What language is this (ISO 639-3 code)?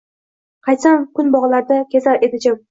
uzb